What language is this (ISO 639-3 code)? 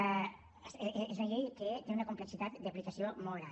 cat